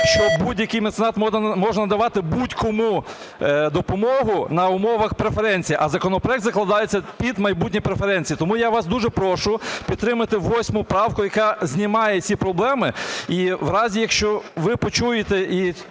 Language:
Ukrainian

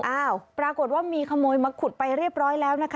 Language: Thai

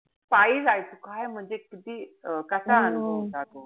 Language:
Marathi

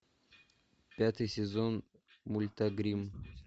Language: Russian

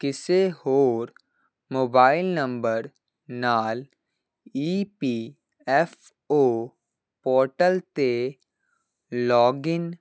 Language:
Punjabi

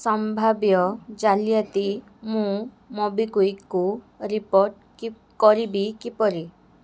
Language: Odia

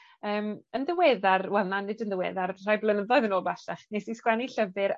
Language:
Welsh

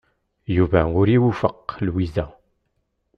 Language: Kabyle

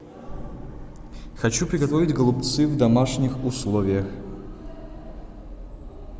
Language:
Russian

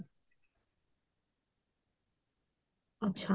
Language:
Odia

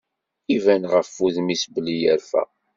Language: Kabyle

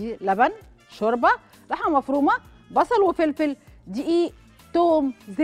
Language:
Arabic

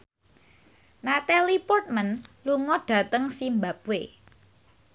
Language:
Javanese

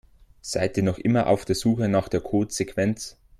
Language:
German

